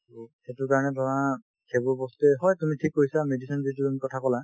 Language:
Assamese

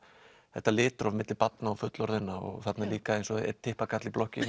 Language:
Icelandic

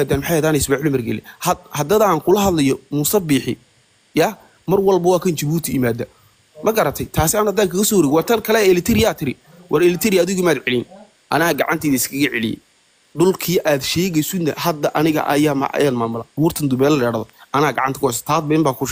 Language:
Arabic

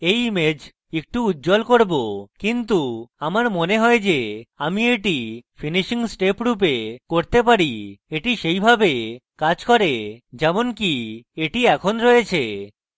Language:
Bangla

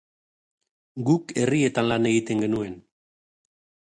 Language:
Basque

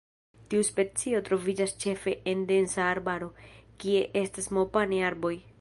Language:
Esperanto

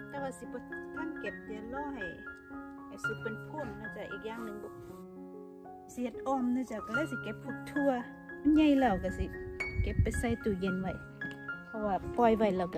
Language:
Thai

